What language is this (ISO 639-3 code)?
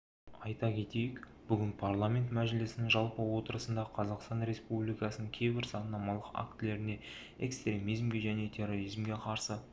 kaz